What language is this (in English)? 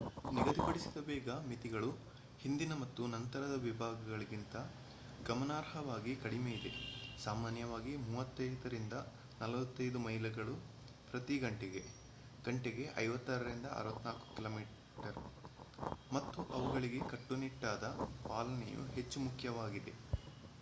Kannada